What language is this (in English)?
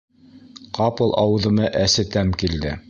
Bashkir